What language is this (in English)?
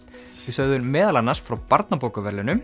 Icelandic